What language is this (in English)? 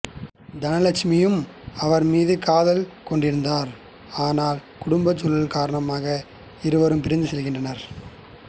Tamil